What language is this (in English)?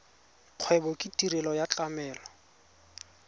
Tswana